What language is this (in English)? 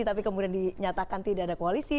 Indonesian